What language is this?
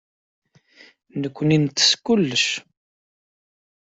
Kabyle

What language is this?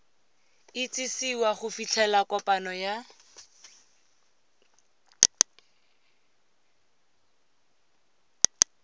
Tswana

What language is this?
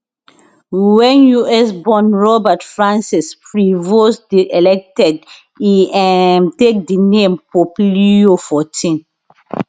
Nigerian Pidgin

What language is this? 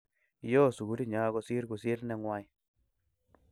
Kalenjin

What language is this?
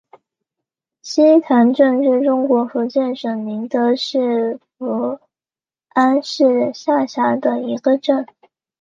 Chinese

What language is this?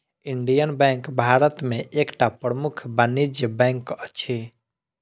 Maithili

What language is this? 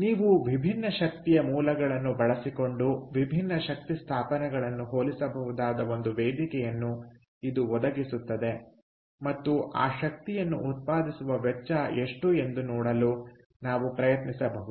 Kannada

